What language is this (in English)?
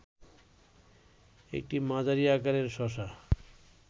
Bangla